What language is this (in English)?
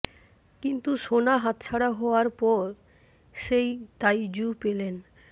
Bangla